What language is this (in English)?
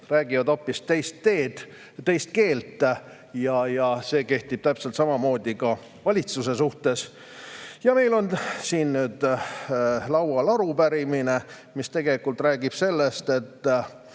Estonian